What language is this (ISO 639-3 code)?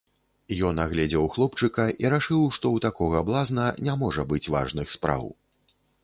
bel